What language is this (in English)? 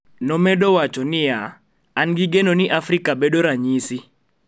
Luo (Kenya and Tanzania)